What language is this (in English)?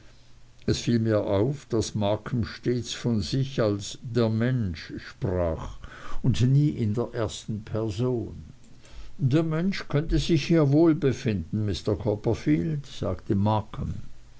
German